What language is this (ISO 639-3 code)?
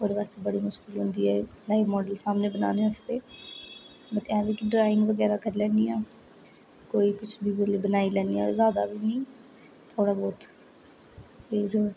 doi